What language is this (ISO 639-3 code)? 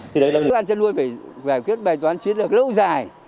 vie